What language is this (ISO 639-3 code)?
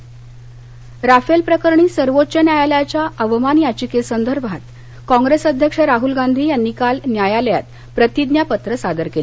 mar